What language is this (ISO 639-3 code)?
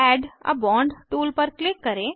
hin